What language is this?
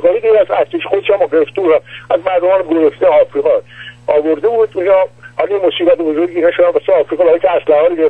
Persian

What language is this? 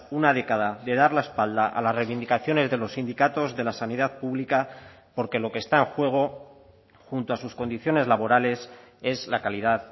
Spanish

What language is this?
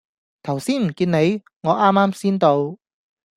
Cantonese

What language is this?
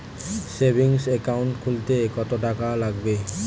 Bangla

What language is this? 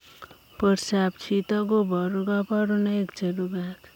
Kalenjin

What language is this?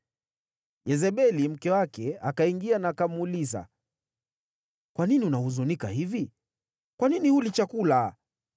Swahili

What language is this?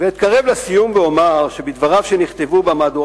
Hebrew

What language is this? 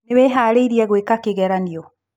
Kikuyu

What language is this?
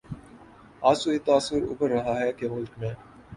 Urdu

